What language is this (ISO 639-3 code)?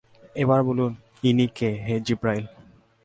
ben